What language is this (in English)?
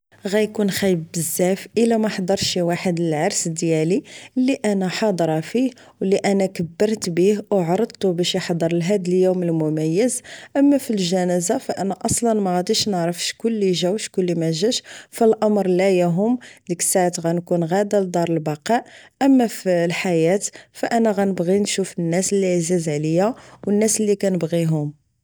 Moroccan Arabic